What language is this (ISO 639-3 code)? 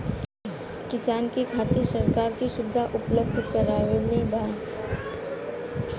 bho